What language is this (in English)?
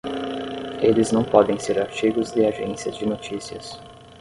Portuguese